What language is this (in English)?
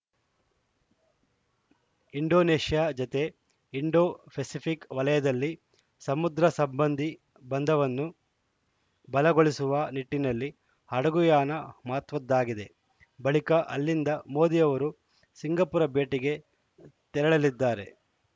Kannada